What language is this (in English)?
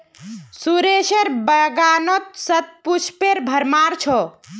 Magahi